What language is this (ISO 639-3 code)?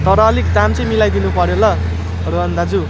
nep